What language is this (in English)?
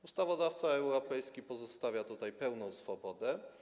Polish